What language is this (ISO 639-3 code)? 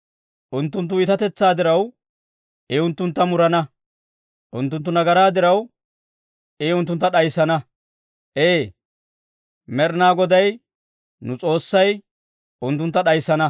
dwr